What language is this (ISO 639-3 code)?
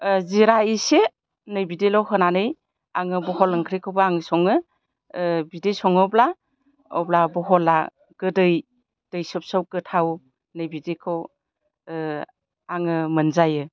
brx